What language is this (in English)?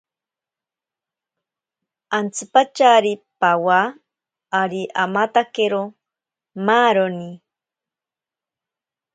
Ashéninka Perené